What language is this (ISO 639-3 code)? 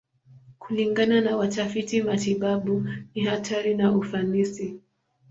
swa